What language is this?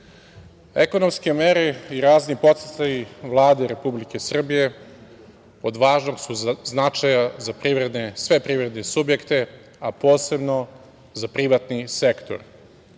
Serbian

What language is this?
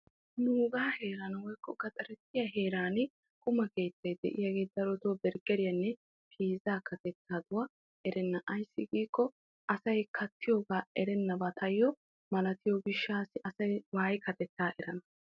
Wolaytta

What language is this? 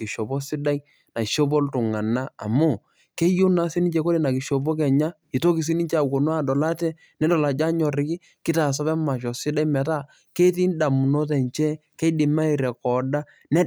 Masai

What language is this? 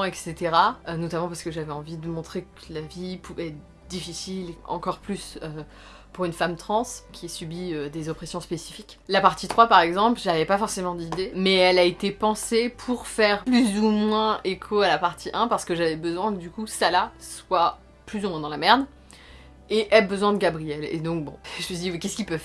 French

